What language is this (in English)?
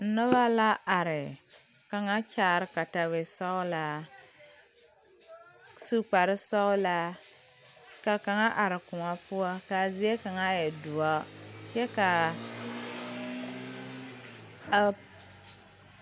Southern Dagaare